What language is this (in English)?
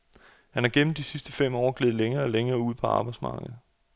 Danish